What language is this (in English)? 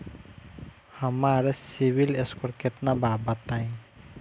Bhojpuri